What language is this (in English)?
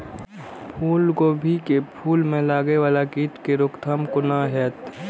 Maithili